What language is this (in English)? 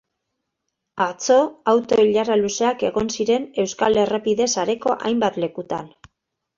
Basque